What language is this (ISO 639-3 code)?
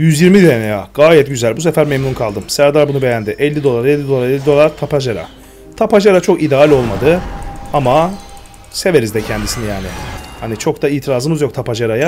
tur